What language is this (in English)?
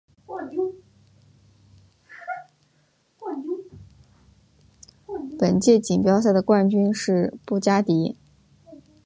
Chinese